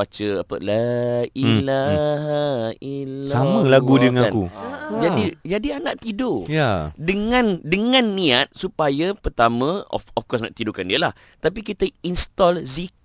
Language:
Malay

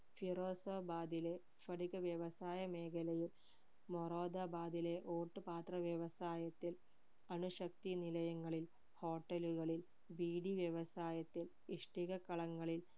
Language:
Malayalam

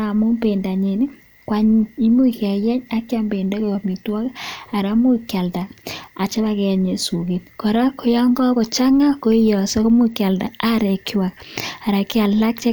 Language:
Kalenjin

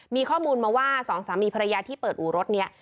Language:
Thai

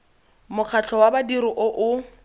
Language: Tswana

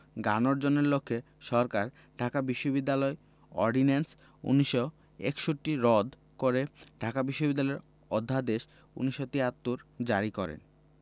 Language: Bangla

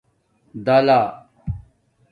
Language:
Domaaki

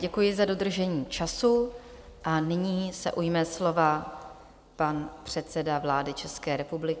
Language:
Czech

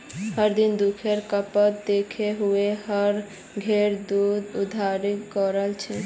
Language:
Magahi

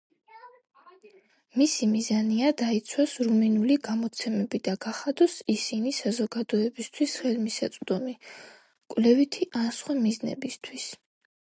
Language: Georgian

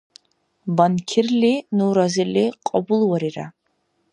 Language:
Dargwa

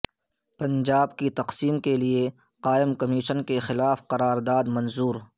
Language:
Urdu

